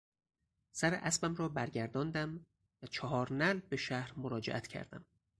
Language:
Persian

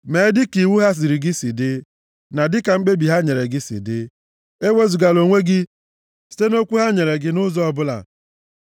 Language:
Igbo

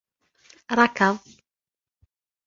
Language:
Arabic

